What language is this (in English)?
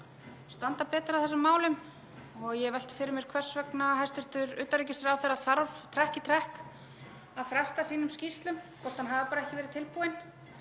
Icelandic